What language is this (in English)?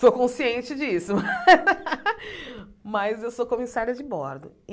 Portuguese